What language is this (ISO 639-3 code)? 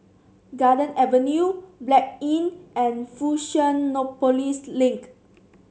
eng